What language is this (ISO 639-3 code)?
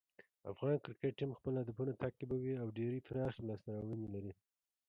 pus